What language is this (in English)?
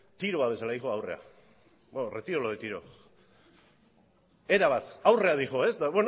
Basque